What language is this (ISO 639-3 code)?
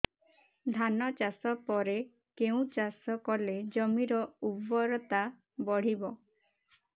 ori